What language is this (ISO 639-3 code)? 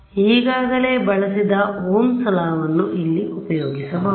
kan